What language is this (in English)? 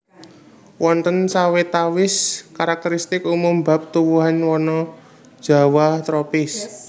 Javanese